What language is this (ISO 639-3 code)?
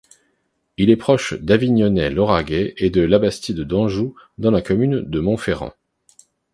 fra